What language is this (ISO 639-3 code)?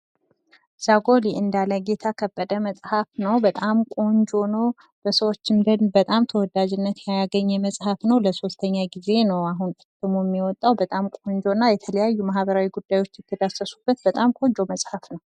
amh